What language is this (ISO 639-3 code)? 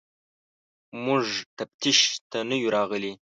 pus